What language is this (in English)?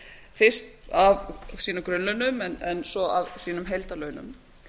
Icelandic